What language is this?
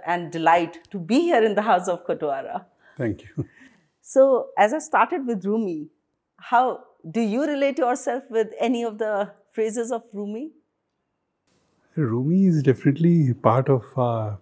Hindi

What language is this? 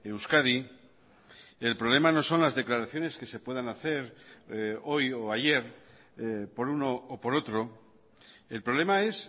Spanish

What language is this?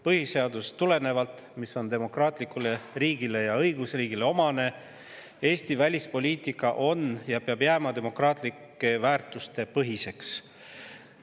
Estonian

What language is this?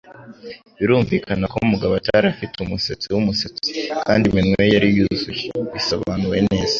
Kinyarwanda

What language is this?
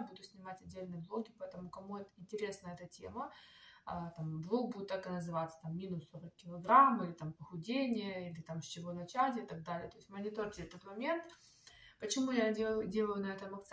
Russian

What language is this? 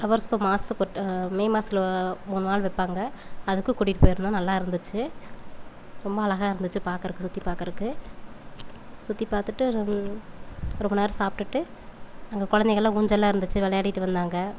Tamil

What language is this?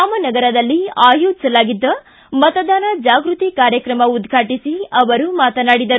Kannada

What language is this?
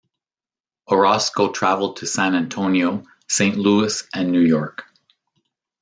English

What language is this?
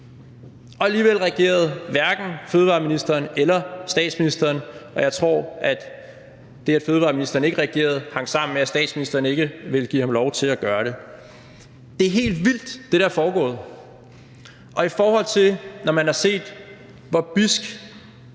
Danish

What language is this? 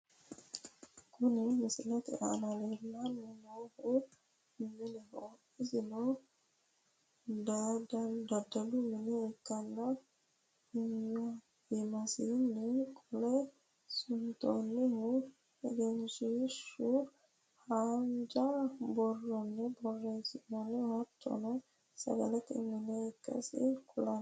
Sidamo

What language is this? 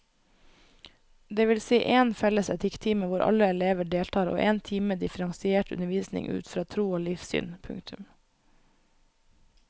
Norwegian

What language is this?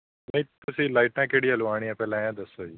Punjabi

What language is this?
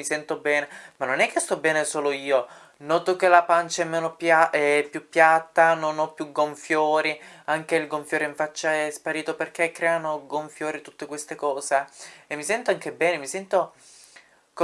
Italian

